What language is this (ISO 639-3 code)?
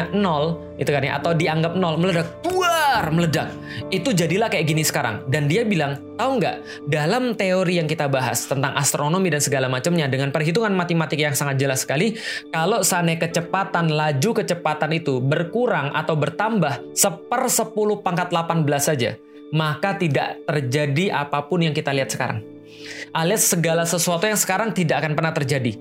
ind